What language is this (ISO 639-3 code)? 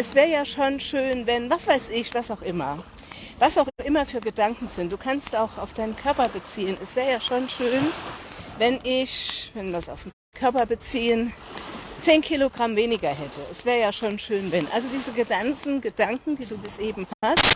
deu